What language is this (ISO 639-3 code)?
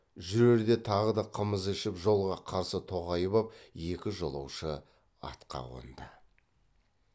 kaz